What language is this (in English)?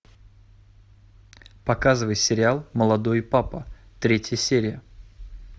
Russian